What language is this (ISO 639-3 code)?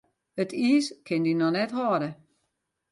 fry